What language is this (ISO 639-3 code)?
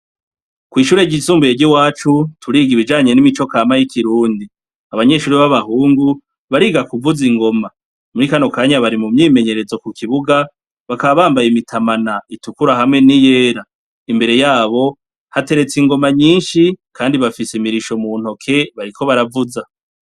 run